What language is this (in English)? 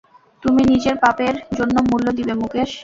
Bangla